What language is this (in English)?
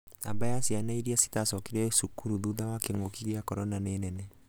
Kikuyu